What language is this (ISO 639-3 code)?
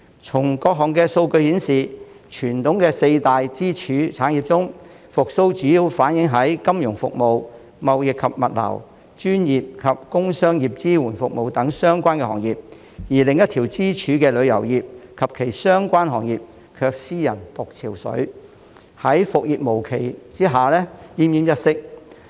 yue